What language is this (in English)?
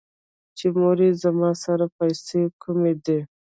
Pashto